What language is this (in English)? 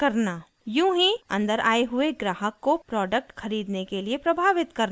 Hindi